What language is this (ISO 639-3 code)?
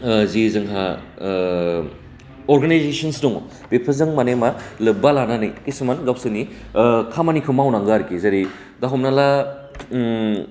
brx